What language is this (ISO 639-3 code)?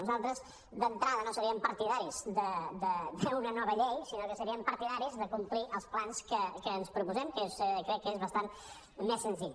cat